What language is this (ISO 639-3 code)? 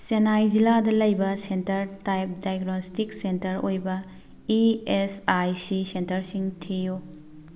mni